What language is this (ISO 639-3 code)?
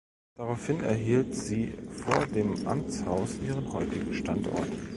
deu